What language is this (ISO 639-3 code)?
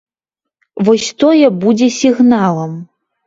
bel